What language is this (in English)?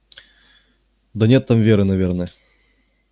Russian